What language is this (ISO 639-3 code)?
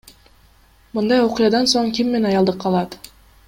kir